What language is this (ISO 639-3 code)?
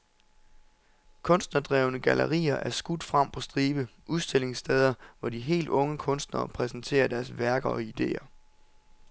dan